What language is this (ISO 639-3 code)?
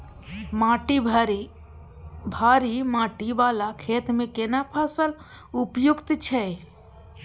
mai